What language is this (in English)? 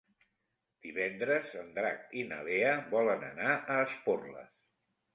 Catalan